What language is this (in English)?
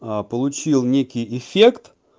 Russian